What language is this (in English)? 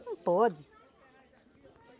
Portuguese